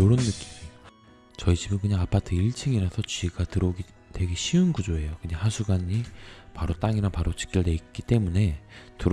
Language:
Korean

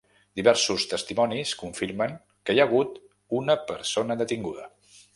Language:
Catalan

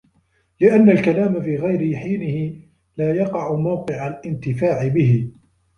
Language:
Arabic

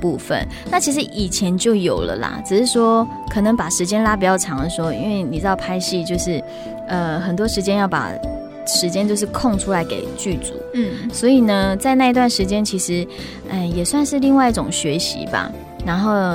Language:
Chinese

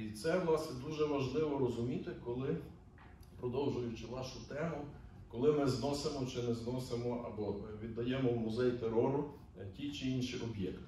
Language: Ukrainian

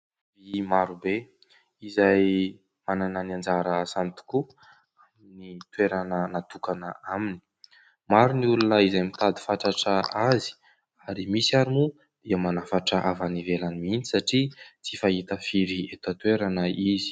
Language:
Malagasy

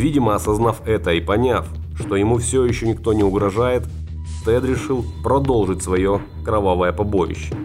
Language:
Russian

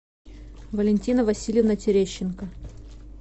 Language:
Russian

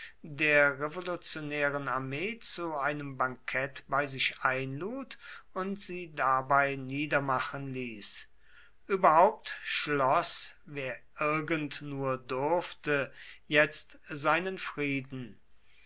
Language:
German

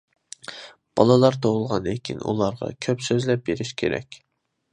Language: Uyghur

